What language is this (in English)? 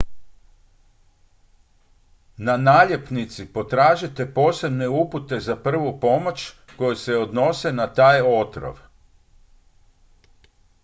Croatian